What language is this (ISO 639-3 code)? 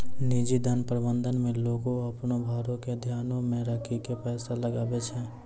mai